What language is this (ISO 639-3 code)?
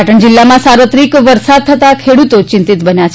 guj